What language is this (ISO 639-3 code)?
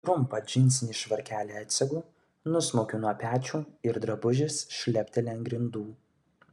lit